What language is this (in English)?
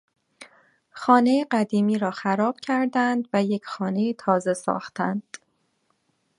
Persian